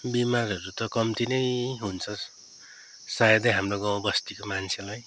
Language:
Nepali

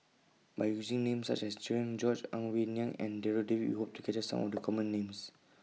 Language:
English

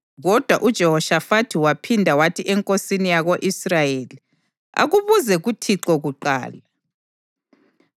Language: North Ndebele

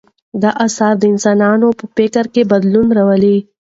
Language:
Pashto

